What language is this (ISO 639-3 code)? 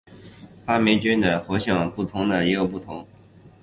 zho